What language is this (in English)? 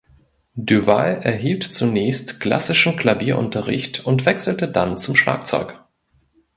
German